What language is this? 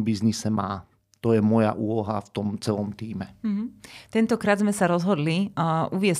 Slovak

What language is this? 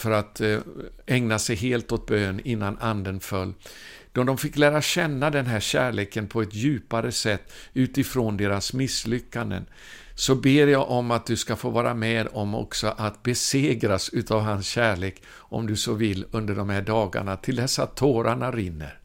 Swedish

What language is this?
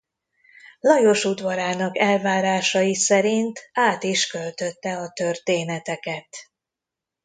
Hungarian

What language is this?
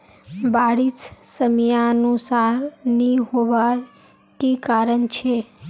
Magahi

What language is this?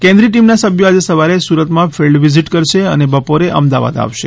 Gujarati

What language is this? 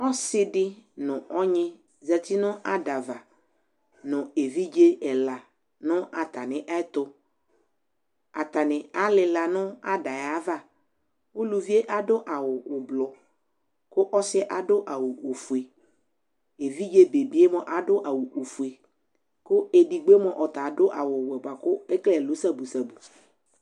Ikposo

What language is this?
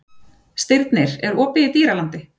Icelandic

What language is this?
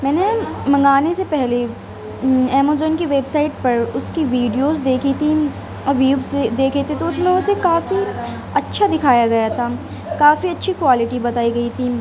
Urdu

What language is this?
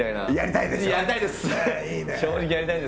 Japanese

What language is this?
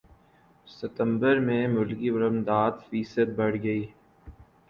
Urdu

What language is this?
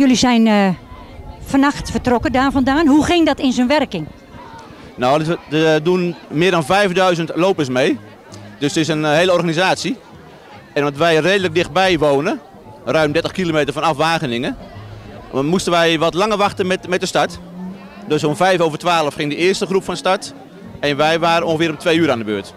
Dutch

